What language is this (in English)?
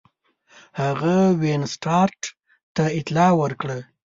Pashto